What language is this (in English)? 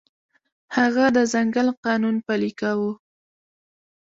Pashto